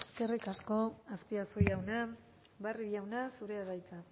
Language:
Basque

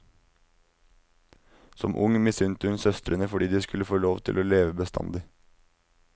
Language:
Norwegian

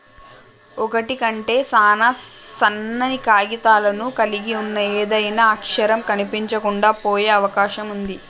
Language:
Telugu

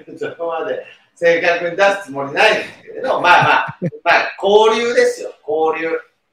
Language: Japanese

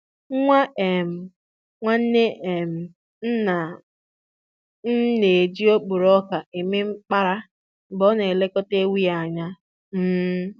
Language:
Igbo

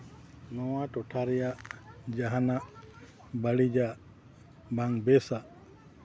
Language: Santali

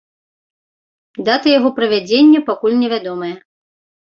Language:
Belarusian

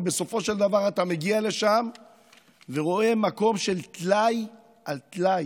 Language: Hebrew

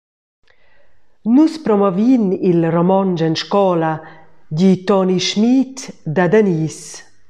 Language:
Romansh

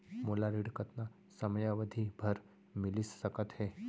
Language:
Chhattisgarhi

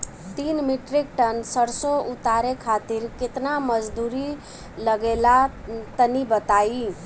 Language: Bhojpuri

